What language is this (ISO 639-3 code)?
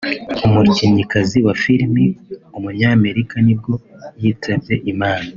kin